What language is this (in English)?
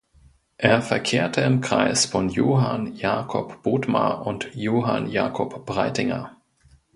German